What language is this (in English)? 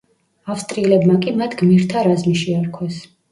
Georgian